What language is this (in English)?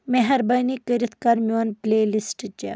Kashmiri